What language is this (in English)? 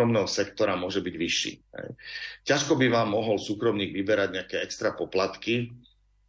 Slovak